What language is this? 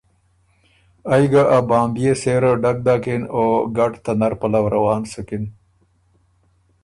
Ormuri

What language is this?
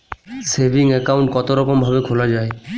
Bangla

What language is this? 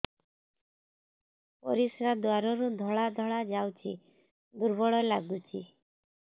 Odia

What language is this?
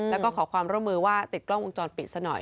Thai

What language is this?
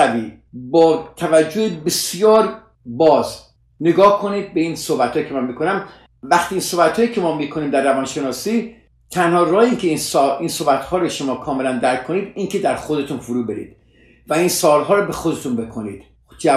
Persian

